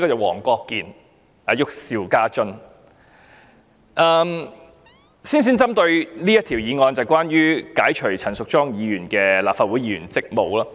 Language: Cantonese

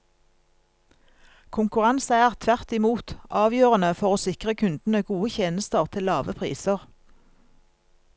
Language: Norwegian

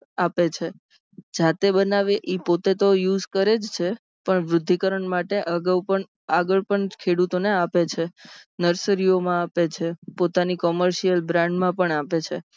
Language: Gujarati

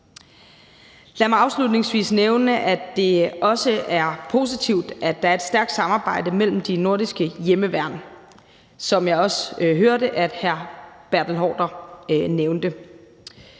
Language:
Danish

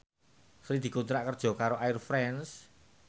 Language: Javanese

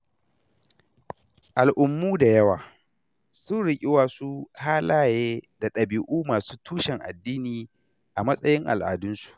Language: Hausa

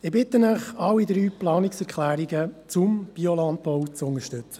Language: Swiss German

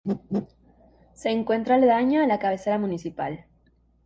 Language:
Spanish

